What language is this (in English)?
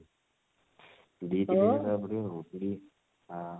Odia